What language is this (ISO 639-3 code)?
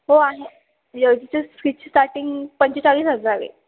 mar